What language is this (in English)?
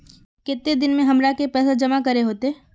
Magahi